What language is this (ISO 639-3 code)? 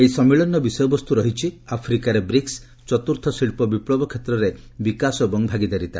ori